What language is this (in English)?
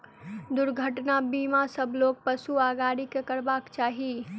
Maithili